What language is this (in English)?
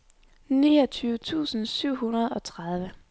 Danish